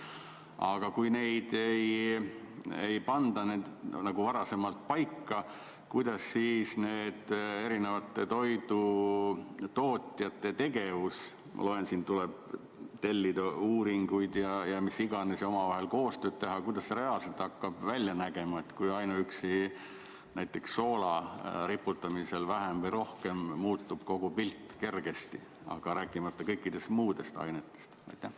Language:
Estonian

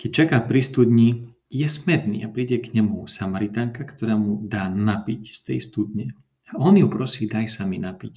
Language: Slovak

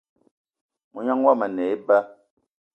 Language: Eton (Cameroon)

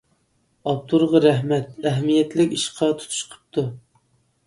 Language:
Uyghur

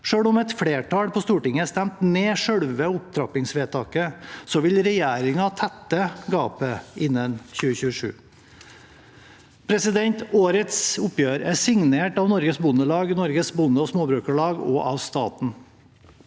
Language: Norwegian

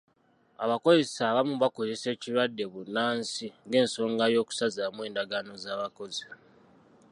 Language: Ganda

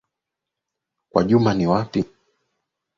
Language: Swahili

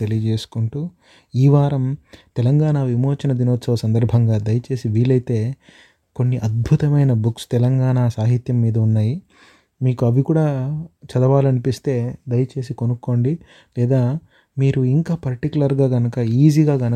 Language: Telugu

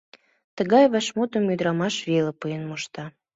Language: Mari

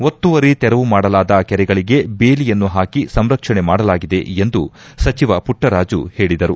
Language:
Kannada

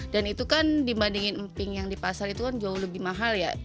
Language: Indonesian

